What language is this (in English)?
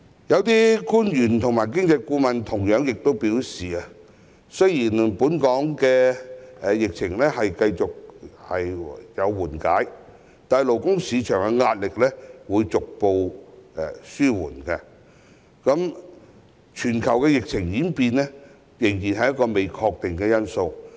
Cantonese